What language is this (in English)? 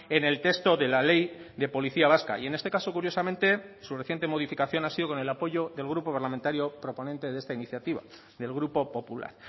Spanish